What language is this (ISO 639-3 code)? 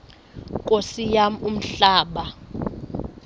xho